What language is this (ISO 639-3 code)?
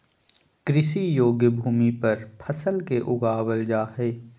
mag